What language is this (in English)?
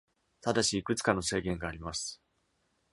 Japanese